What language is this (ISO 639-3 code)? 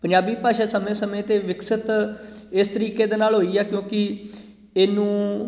pan